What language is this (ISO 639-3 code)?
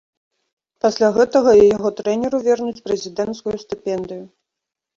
bel